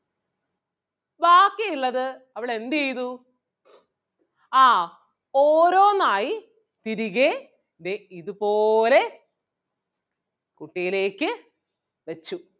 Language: Malayalam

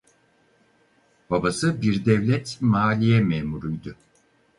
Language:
Turkish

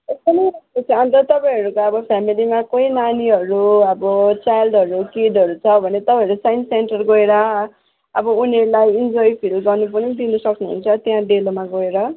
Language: Nepali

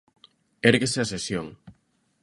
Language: Galician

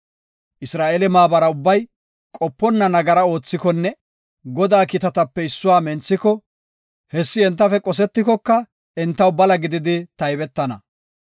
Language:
Gofa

